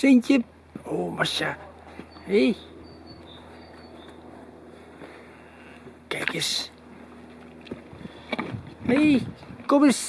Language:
Dutch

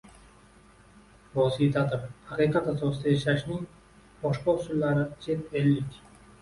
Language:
Uzbek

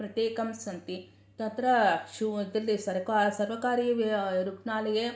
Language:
Sanskrit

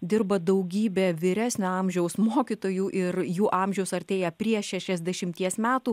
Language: Lithuanian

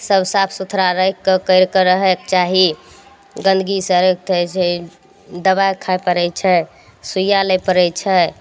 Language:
Maithili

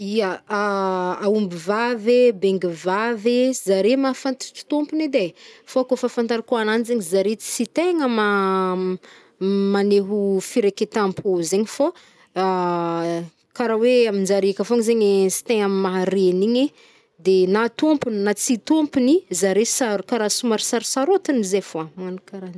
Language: Northern Betsimisaraka Malagasy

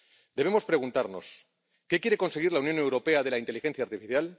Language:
Spanish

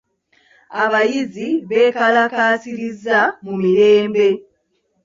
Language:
Ganda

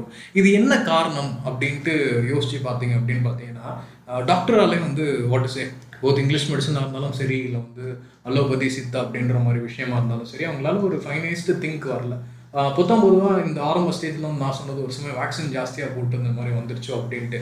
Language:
Tamil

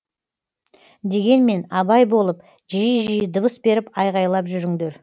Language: Kazakh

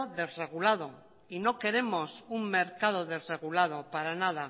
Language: Spanish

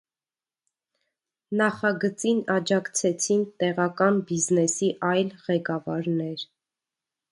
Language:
Armenian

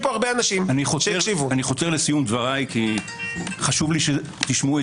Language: Hebrew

